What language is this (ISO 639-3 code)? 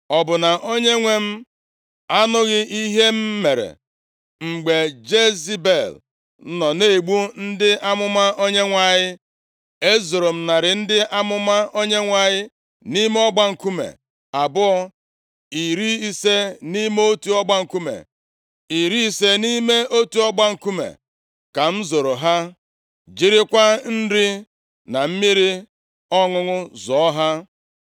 ibo